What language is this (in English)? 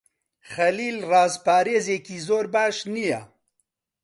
Central Kurdish